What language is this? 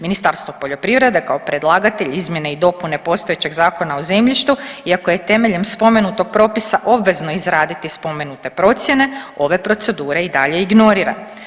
Croatian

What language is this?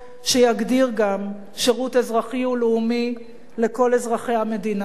Hebrew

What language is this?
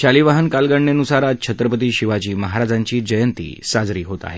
Marathi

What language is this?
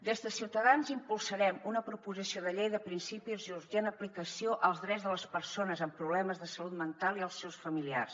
Catalan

